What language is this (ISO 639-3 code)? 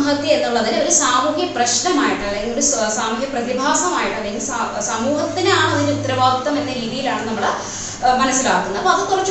mal